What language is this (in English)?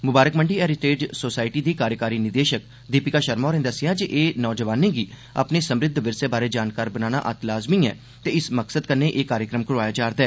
Dogri